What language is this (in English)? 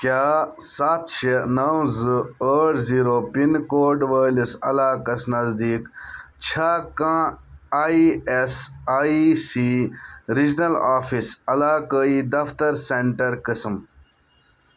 Kashmiri